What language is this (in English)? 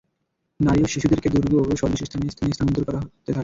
Bangla